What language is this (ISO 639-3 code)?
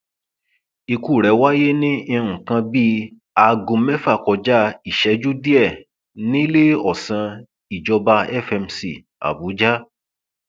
yor